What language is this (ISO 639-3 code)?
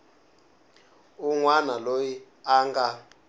tso